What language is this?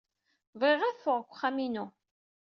Kabyle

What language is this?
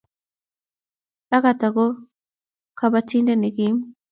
Kalenjin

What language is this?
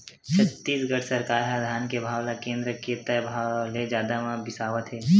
Chhattisgarhi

